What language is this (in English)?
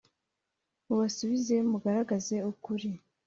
Kinyarwanda